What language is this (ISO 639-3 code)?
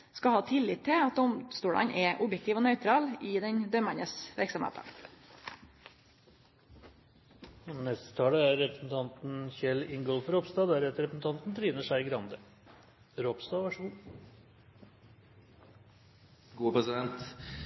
nor